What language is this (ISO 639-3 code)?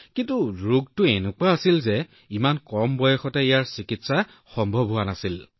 asm